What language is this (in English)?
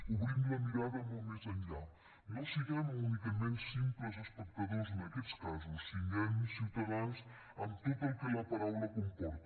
Catalan